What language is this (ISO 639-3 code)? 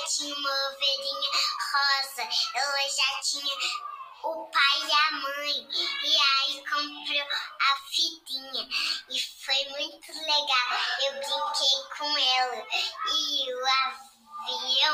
por